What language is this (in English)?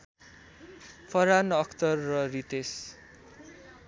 Nepali